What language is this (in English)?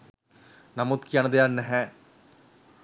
Sinhala